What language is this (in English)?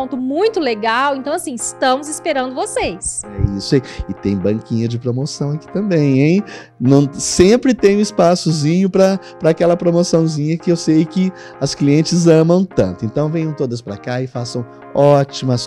Portuguese